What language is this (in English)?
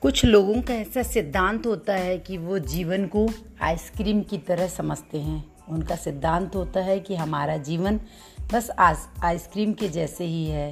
Hindi